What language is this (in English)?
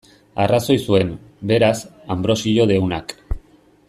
Basque